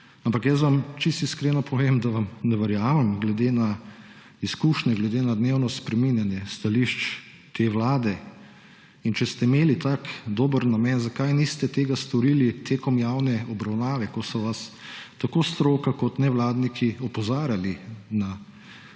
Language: Slovenian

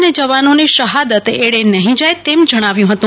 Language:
Gujarati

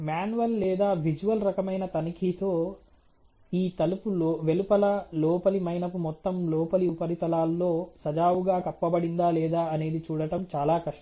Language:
Telugu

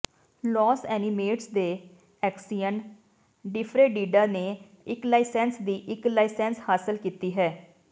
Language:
Punjabi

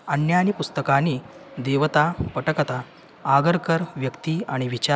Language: Sanskrit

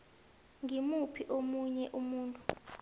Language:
South Ndebele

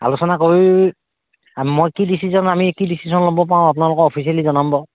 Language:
Assamese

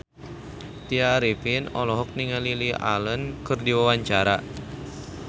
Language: Sundanese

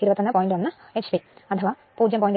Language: Malayalam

